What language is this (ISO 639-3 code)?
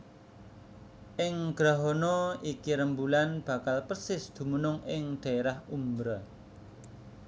jav